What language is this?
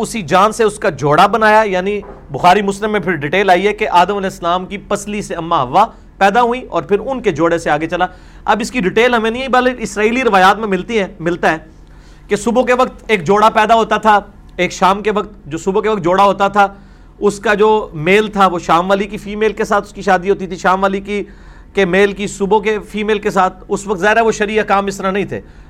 Urdu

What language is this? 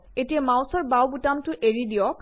Assamese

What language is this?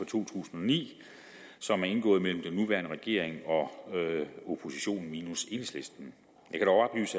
Danish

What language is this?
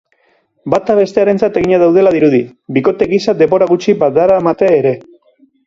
Basque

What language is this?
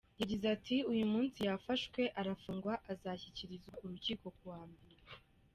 Kinyarwanda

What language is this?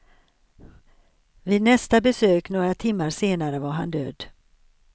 Swedish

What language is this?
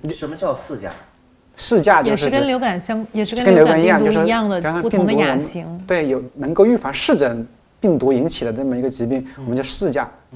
Chinese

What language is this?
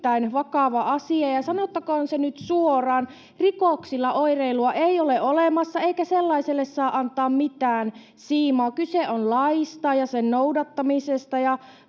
Finnish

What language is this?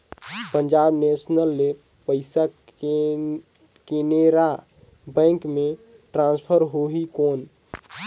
Chhattisgarhi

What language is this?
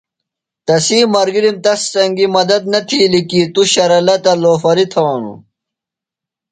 Phalura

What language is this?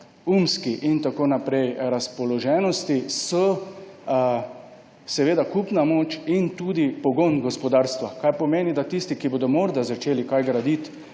Slovenian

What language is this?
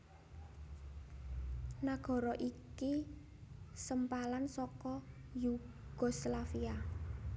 Javanese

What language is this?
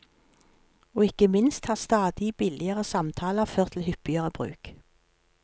Norwegian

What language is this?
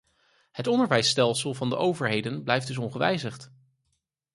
Dutch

